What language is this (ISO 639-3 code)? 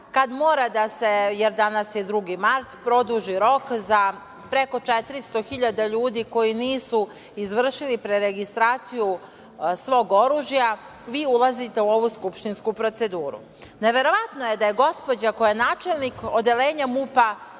srp